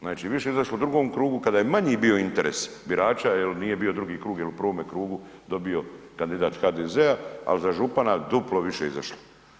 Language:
Croatian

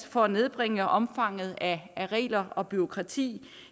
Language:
Danish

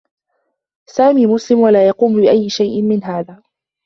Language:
Arabic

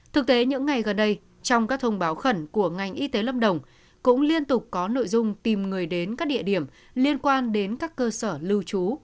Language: Vietnamese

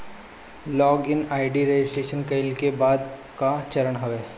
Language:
Bhojpuri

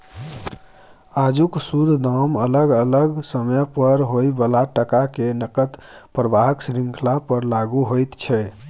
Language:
Maithili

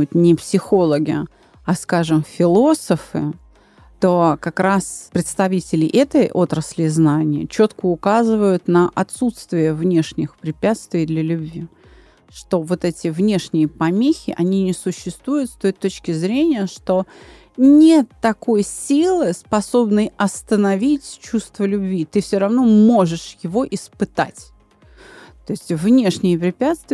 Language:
Russian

